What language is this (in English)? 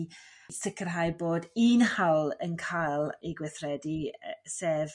Welsh